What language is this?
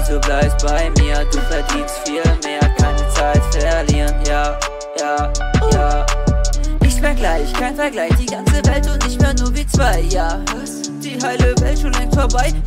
Romanian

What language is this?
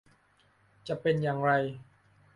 Thai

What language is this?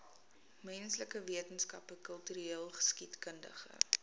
Afrikaans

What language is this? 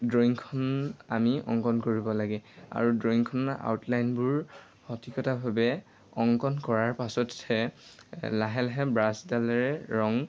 Assamese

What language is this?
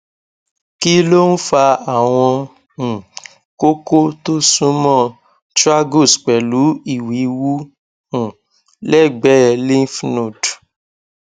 Yoruba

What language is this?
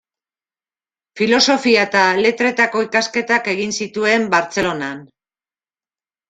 Basque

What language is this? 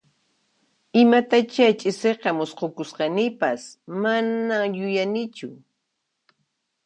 Puno Quechua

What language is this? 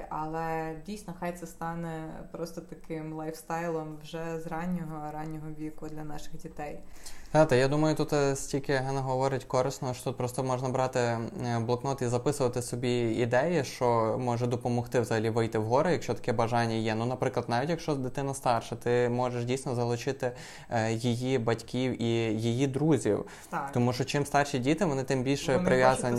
Ukrainian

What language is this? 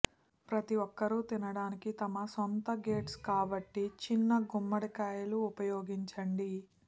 Telugu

